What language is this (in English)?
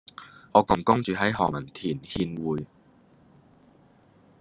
Cantonese